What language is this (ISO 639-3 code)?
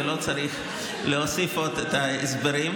heb